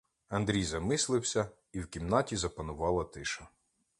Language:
Ukrainian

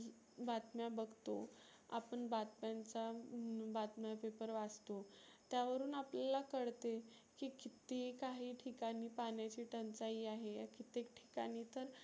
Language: Marathi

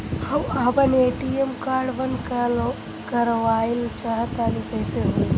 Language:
Bhojpuri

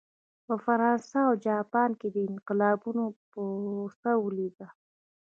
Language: Pashto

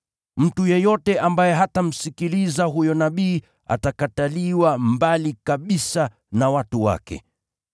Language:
Swahili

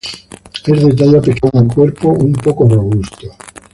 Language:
Spanish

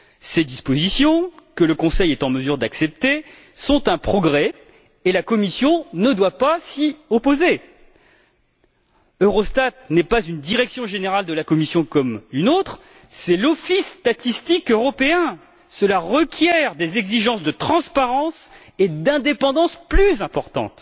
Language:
French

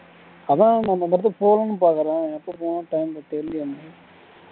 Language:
Tamil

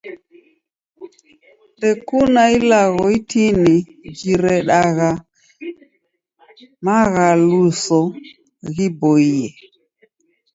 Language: Taita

